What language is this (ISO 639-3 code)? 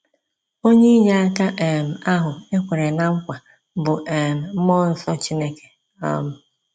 ibo